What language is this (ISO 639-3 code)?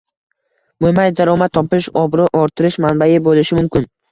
uzb